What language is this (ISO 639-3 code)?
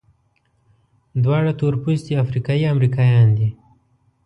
pus